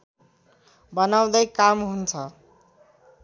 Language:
Nepali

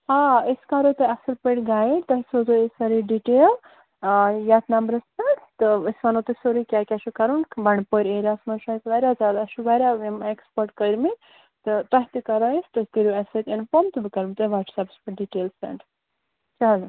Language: Kashmiri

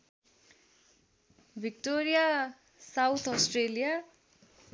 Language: Nepali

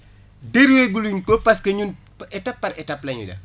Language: Wolof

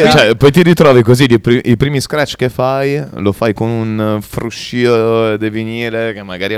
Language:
Italian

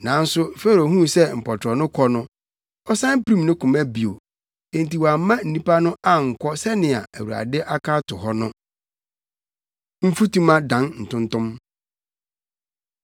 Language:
Akan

